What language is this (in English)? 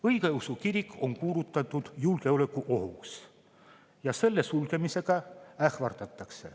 Estonian